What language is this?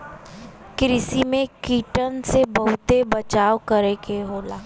Bhojpuri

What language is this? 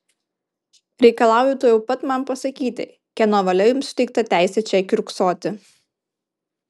Lithuanian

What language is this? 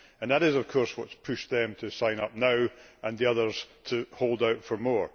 English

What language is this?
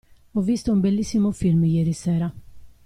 Italian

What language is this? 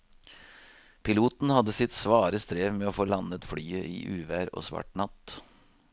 Norwegian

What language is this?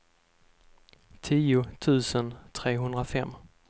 Swedish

